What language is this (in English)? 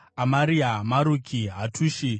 Shona